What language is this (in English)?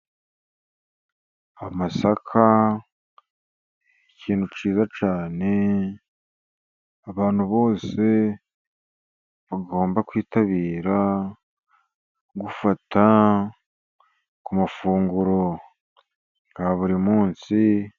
Kinyarwanda